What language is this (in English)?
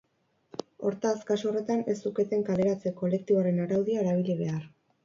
Basque